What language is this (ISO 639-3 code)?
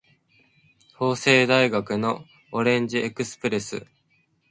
jpn